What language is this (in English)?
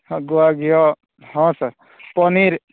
Odia